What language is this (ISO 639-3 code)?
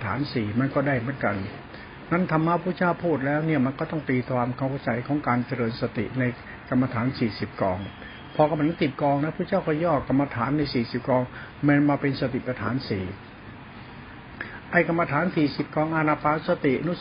tha